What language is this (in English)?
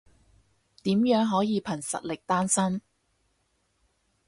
Cantonese